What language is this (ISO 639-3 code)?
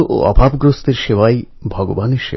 ben